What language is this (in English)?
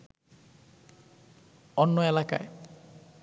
Bangla